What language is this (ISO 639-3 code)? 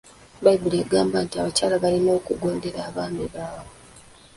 lug